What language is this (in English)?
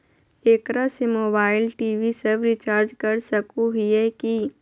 Magahi